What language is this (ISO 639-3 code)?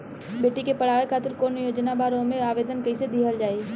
bho